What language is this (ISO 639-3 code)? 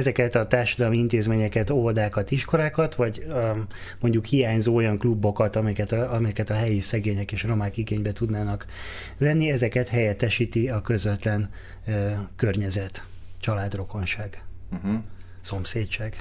hun